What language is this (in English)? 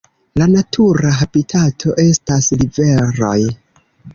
Esperanto